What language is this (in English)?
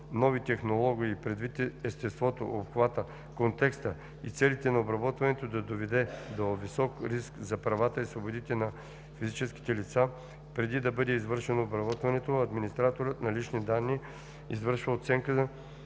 Bulgarian